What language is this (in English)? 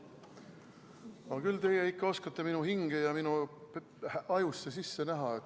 Estonian